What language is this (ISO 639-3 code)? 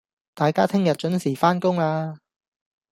yue